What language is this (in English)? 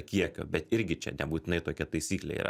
Lithuanian